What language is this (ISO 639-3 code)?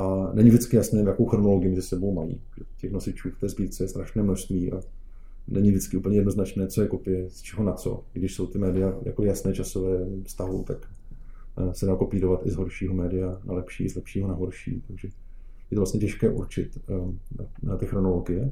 ces